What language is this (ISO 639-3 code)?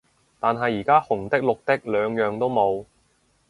yue